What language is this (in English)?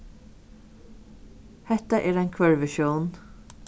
Faroese